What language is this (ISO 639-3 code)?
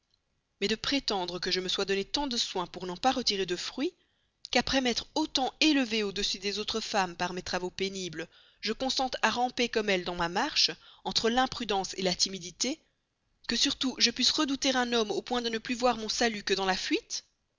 fra